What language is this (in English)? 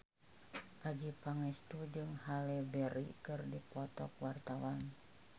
Sundanese